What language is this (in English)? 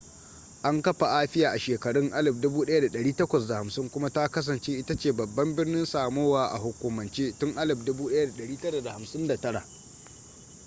Hausa